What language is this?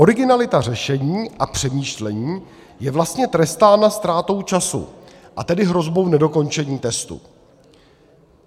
Czech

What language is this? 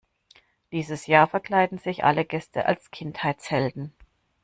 German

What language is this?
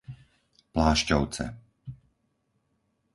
Slovak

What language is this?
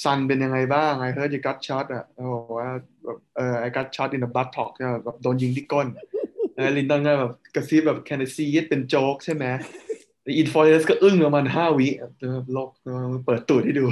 Thai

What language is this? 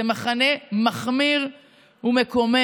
Hebrew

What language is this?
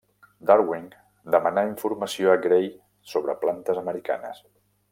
Catalan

